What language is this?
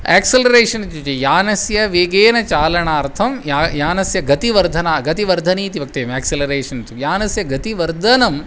Sanskrit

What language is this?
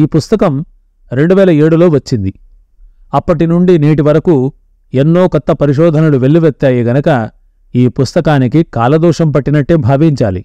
Telugu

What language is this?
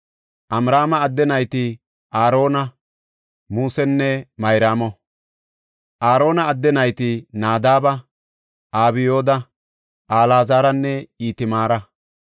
Gofa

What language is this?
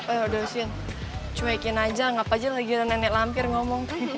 Indonesian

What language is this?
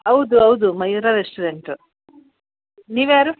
Kannada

